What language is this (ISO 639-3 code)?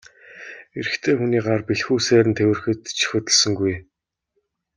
mon